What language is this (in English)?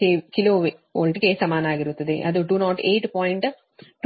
Kannada